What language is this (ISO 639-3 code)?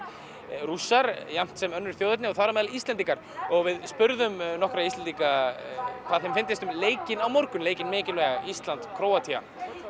isl